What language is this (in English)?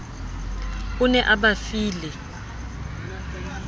Southern Sotho